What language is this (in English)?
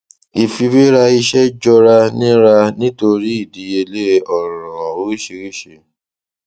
Yoruba